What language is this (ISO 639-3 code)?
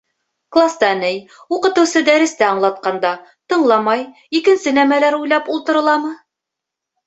bak